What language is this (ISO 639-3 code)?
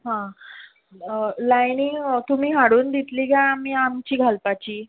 kok